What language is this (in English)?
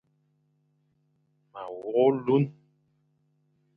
Fang